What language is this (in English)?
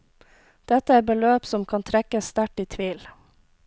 Norwegian